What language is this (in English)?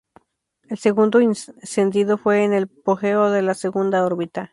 Spanish